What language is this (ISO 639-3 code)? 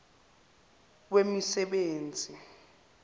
zul